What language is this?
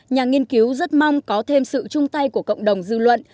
Vietnamese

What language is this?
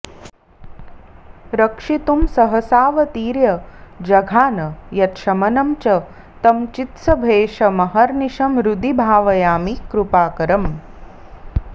Sanskrit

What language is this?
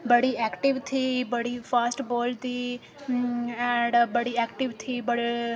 Dogri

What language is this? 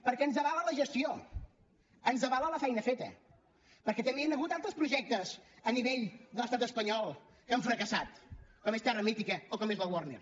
Catalan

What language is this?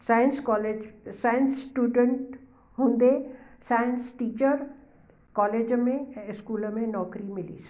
Sindhi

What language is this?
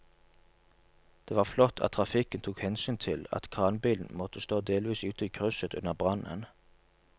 Norwegian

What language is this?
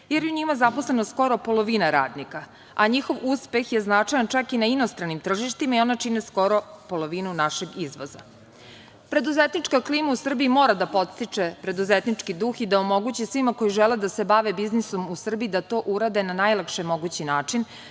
Serbian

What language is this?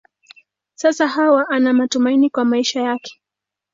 Swahili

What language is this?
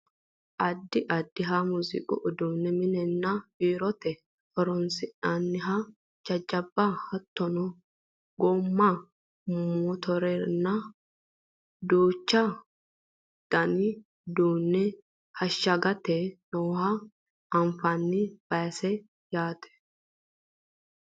Sidamo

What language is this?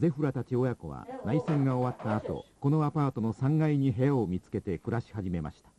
Japanese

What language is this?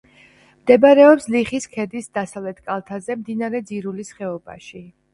Georgian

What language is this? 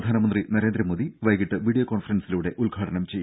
Malayalam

